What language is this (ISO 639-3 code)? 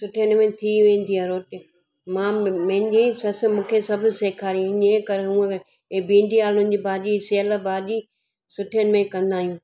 snd